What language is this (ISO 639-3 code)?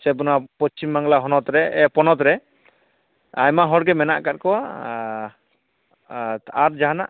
sat